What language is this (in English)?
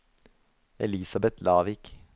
Norwegian